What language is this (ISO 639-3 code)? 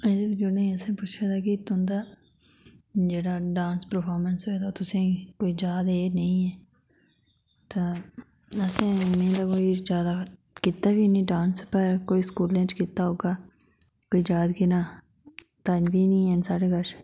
doi